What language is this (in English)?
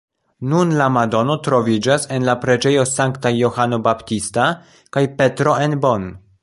Esperanto